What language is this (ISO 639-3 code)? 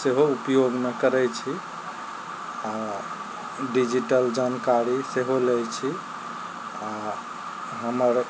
mai